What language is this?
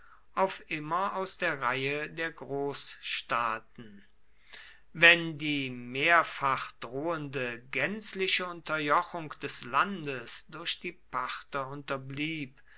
German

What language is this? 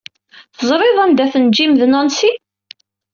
Kabyle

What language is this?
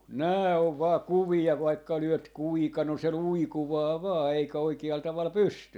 Finnish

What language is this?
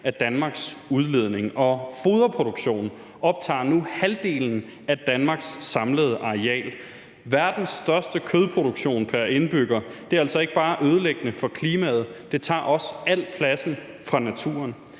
Danish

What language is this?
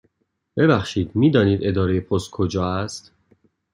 Persian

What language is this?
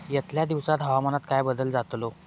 Marathi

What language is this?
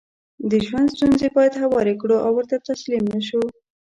Pashto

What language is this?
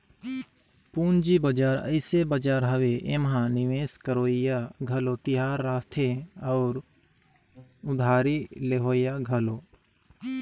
Chhattisgarhi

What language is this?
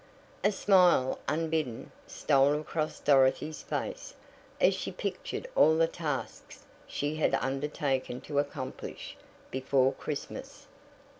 English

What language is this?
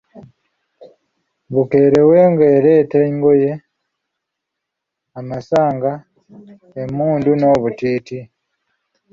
Ganda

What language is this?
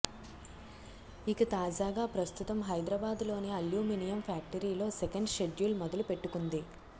Telugu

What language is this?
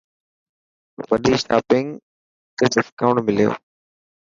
Dhatki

